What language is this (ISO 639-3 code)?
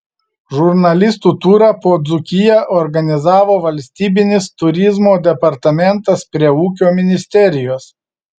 lit